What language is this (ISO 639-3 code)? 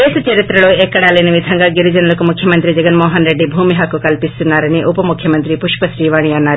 tel